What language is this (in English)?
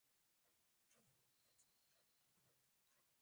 Swahili